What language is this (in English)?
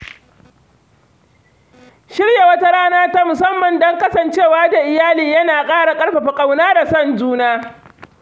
Hausa